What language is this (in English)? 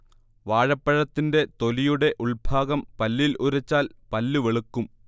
Malayalam